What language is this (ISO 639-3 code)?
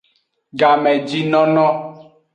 ajg